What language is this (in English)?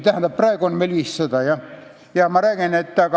Estonian